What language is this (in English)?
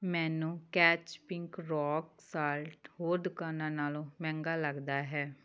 Punjabi